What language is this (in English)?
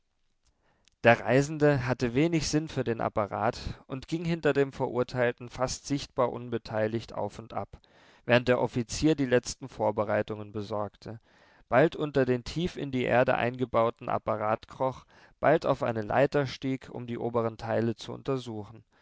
German